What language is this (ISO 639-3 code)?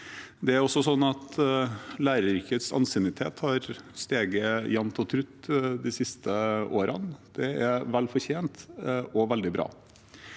nor